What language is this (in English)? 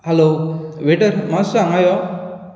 Konkani